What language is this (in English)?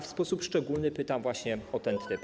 Polish